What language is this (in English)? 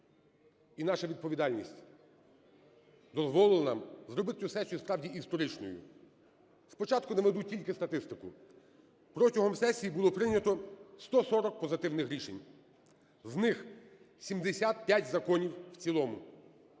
Ukrainian